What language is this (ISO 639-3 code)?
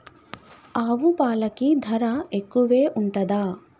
tel